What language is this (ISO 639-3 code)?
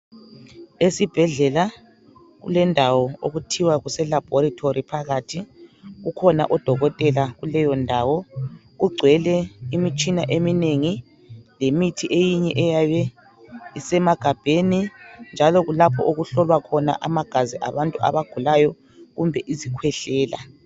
nde